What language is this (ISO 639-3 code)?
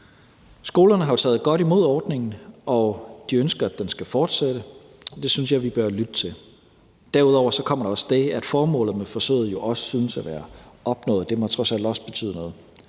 dan